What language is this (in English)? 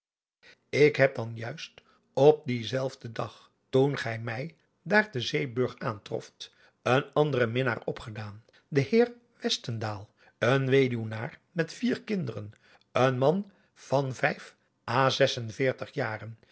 Dutch